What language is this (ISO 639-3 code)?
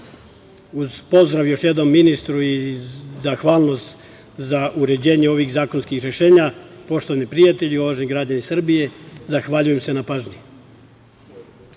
srp